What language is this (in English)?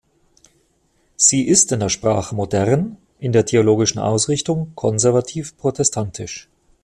German